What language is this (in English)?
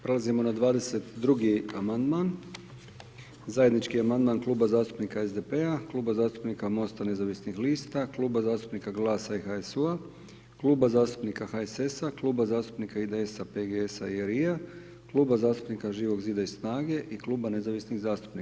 Croatian